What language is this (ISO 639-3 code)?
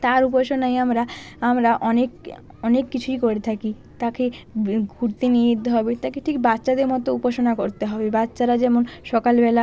ben